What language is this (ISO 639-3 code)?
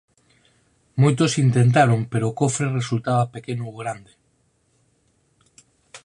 glg